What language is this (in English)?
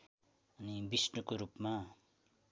Nepali